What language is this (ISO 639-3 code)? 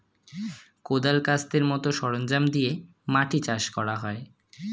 ben